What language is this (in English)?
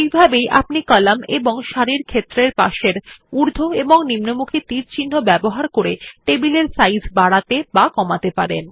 Bangla